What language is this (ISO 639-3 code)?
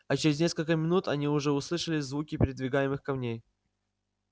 rus